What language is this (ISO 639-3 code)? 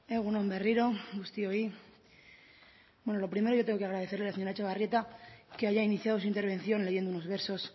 spa